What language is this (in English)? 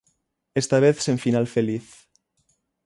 Galician